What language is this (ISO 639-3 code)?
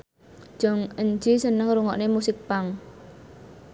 jav